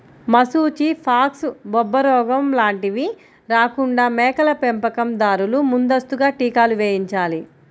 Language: Telugu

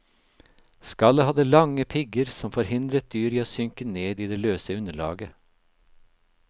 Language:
Norwegian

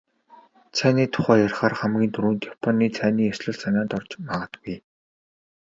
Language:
Mongolian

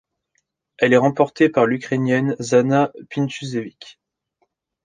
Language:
French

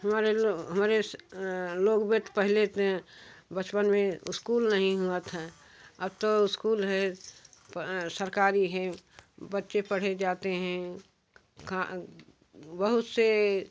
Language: Hindi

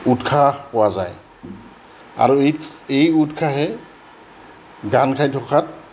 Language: Assamese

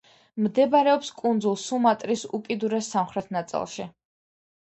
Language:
Georgian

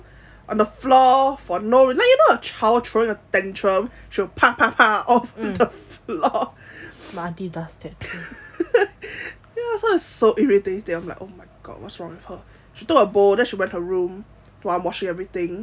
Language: English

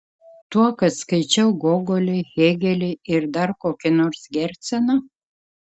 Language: Lithuanian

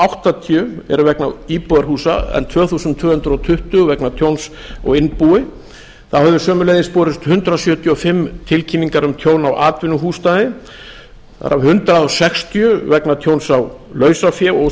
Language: Icelandic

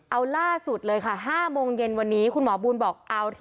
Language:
Thai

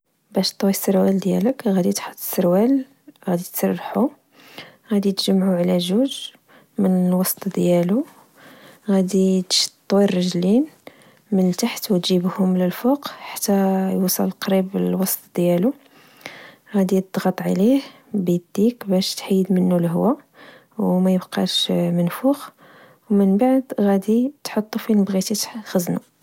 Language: Moroccan Arabic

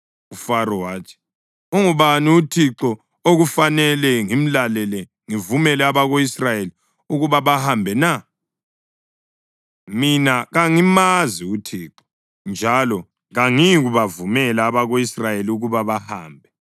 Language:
North Ndebele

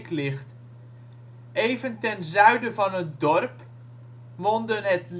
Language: Dutch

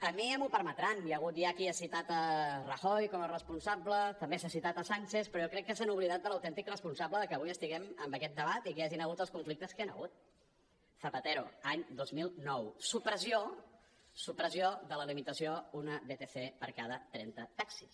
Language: Catalan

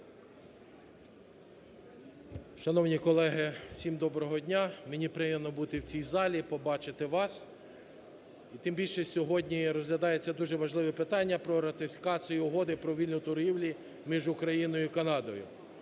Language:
Ukrainian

